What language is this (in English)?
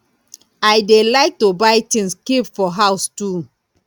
Nigerian Pidgin